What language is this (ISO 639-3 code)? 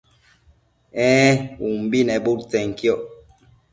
mcf